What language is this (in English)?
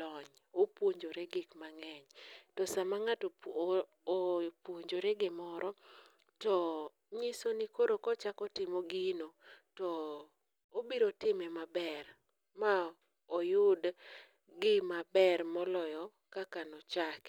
Luo (Kenya and Tanzania)